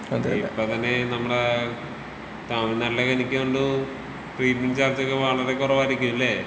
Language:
Malayalam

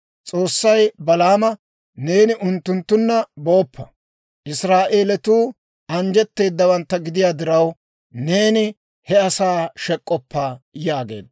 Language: Dawro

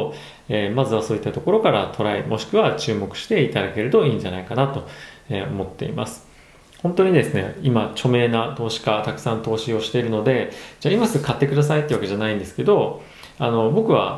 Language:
Japanese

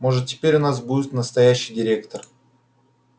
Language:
Russian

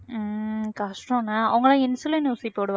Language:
Tamil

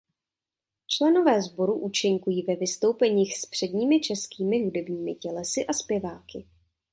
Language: Czech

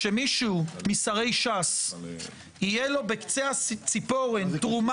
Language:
Hebrew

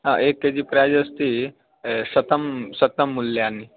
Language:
Sanskrit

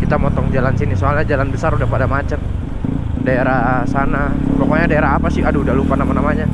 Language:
Indonesian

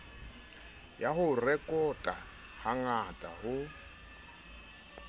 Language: Southern Sotho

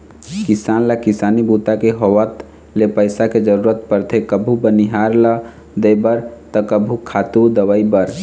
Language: Chhattisgarhi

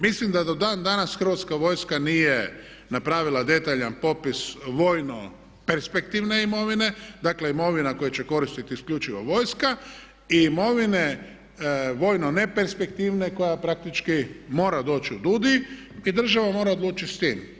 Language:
Croatian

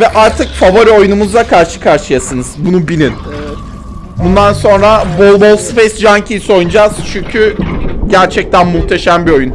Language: Turkish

